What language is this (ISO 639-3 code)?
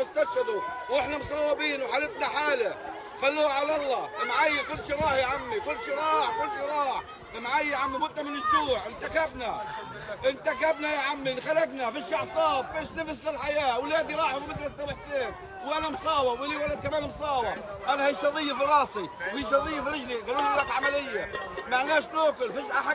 ara